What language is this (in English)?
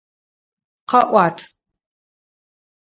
Adyghe